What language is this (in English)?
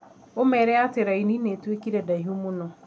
Kikuyu